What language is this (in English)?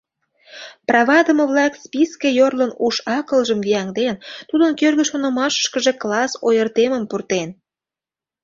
Mari